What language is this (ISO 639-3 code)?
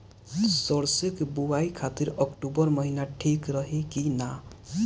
bho